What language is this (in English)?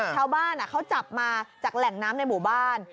Thai